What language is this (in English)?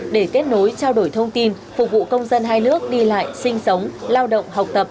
Vietnamese